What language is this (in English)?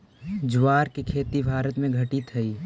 Magahi